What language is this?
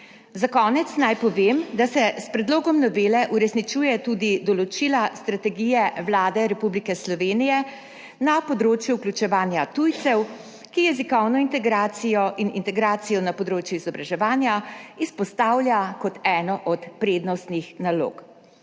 Slovenian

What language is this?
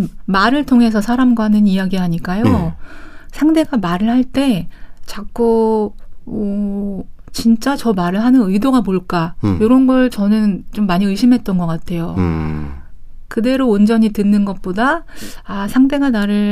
Korean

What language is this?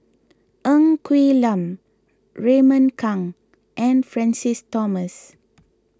English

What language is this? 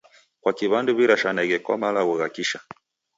Taita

